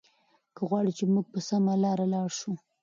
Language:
Pashto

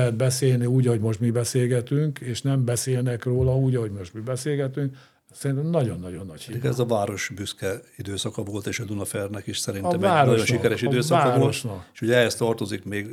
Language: Hungarian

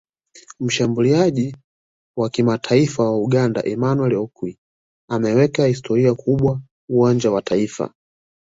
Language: Swahili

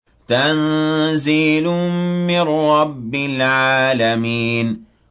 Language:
Arabic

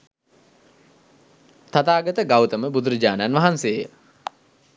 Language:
Sinhala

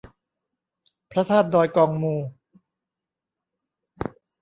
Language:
Thai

